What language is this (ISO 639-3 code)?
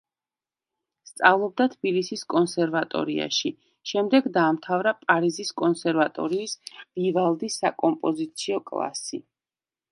kat